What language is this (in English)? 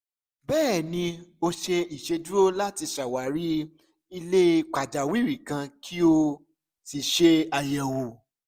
Yoruba